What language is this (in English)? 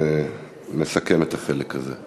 Hebrew